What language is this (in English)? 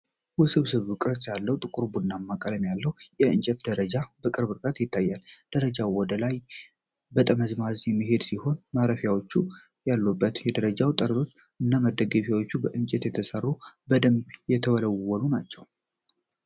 Amharic